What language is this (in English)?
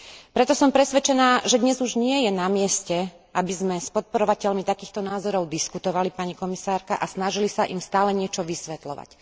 Slovak